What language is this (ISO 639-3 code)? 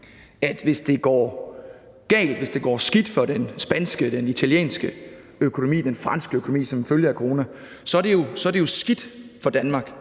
dan